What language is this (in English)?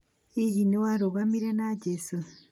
Kikuyu